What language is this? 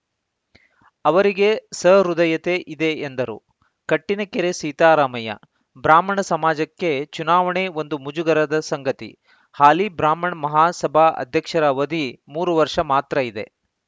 Kannada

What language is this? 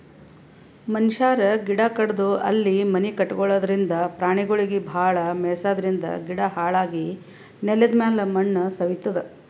Kannada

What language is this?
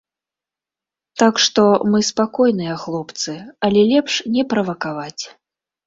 Belarusian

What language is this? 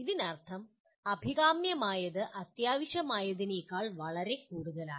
Malayalam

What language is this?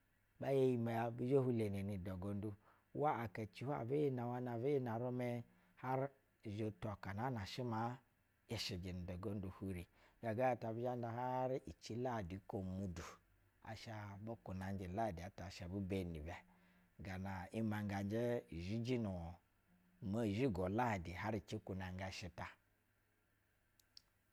Basa (Nigeria)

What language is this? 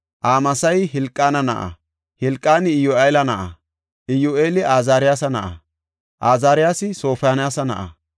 Gofa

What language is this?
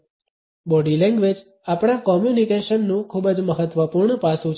Gujarati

